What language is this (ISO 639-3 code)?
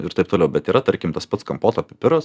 lit